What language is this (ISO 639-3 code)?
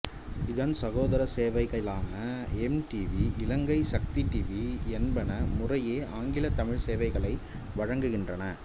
tam